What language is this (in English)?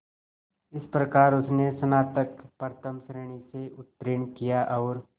Hindi